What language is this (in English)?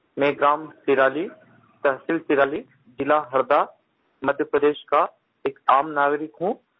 Hindi